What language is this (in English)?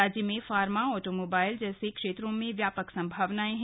Hindi